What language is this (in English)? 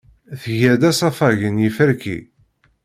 Kabyle